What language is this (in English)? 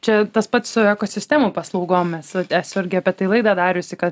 Lithuanian